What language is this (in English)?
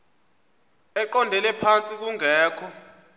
Xhosa